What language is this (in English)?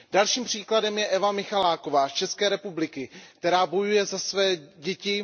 Czech